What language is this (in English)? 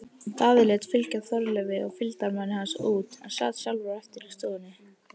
Icelandic